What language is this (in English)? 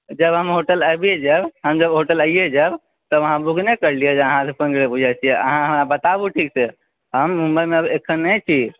Maithili